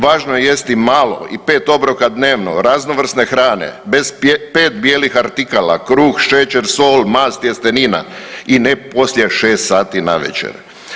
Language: Croatian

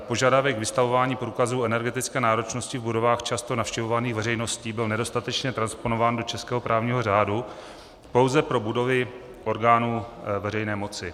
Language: Czech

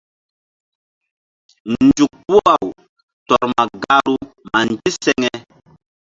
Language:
Mbum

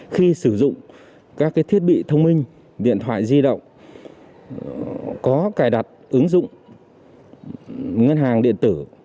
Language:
Vietnamese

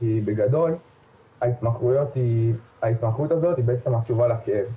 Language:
Hebrew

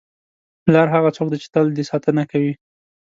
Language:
Pashto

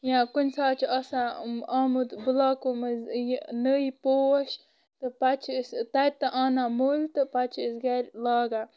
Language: Kashmiri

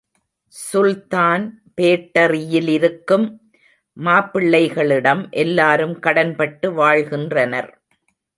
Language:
Tamil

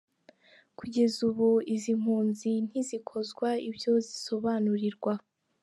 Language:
Kinyarwanda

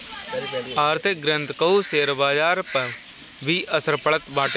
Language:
Bhojpuri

